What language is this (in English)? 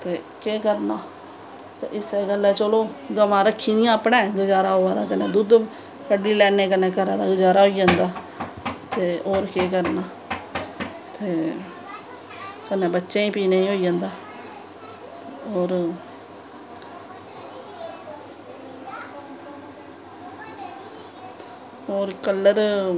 Dogri